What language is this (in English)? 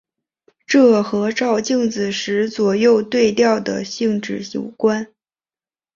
Chinese